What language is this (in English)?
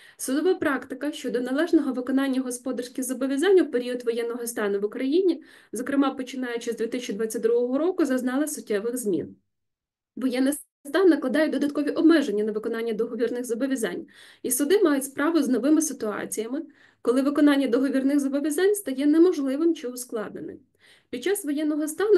Ukrainian